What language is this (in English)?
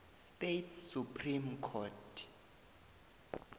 South Ndebele